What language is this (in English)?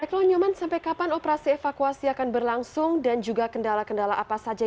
Indonesian